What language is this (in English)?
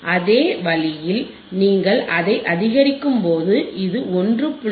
Tamil